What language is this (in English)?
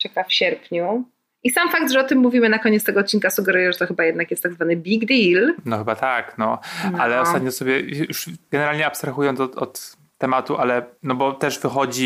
Polish